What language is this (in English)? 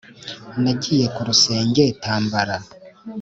Kinyarwanda